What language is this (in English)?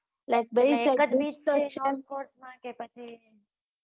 Gujarati